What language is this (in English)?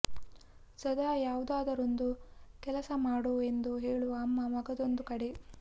Kannada